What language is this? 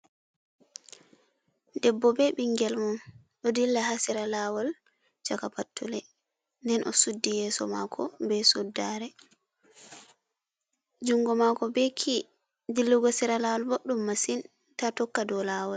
Fula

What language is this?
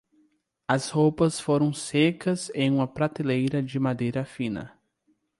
Portuguese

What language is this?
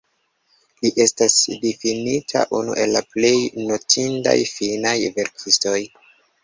Esperanto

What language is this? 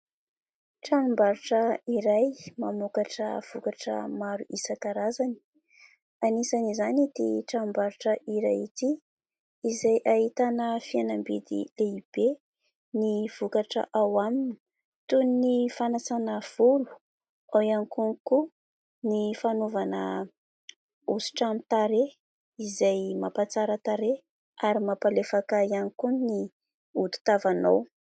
Malagasy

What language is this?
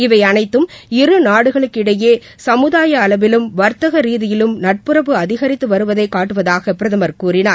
Tamil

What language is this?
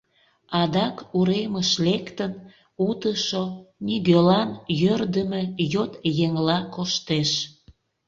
Mari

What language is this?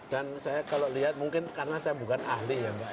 Indonesian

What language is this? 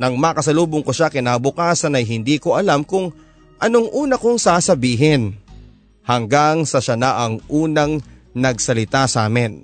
Filipino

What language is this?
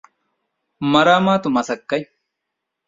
Divehi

